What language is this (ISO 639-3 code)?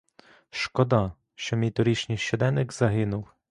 ukr